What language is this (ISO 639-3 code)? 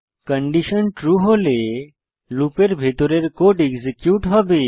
ben